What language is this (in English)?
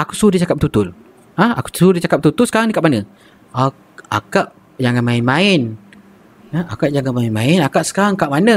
Malay